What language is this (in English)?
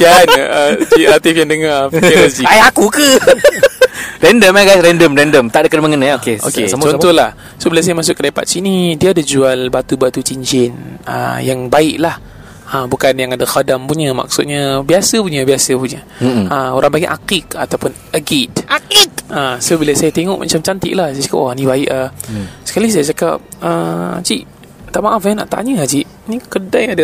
Malay